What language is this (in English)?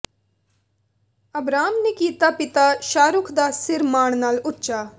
Punjabi